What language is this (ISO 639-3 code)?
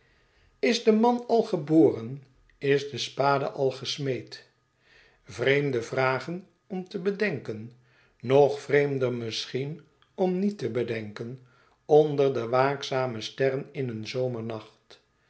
nld